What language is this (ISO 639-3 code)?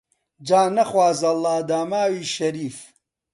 ckb